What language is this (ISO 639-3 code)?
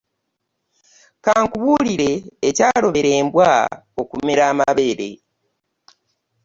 lug